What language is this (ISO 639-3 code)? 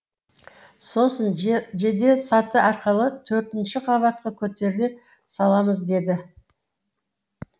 kaz